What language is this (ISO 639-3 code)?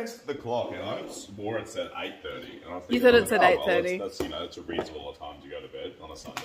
eng